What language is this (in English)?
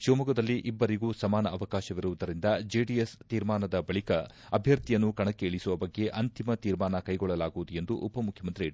Kannada